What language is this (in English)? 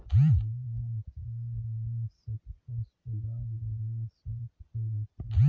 Hindi